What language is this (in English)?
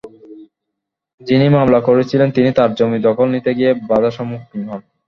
Bangla